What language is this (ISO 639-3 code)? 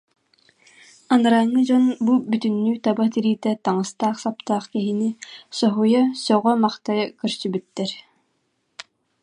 sah